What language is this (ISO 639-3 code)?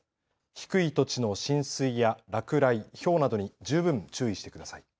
jpn